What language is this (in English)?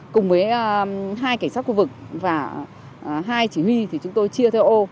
Vietnamese